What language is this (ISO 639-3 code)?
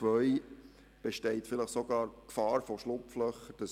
gsw